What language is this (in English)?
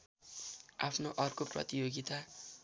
Nepali